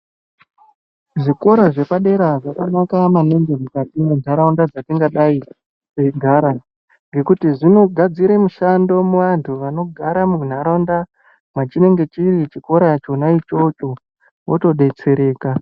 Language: Ndau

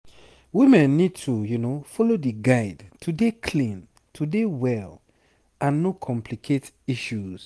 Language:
Nigerian Pidgin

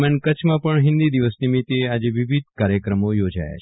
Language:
Gujarati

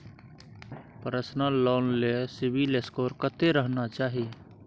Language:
Maithili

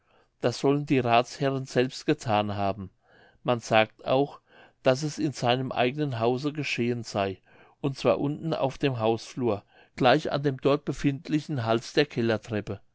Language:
German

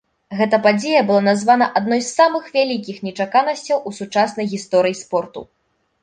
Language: Belarusian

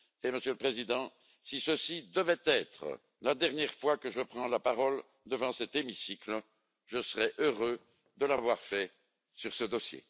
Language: French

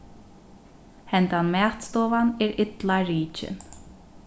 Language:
Faroese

